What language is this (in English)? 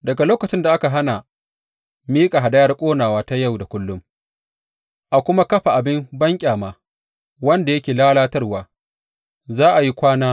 Hausa